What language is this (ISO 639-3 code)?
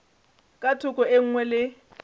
nso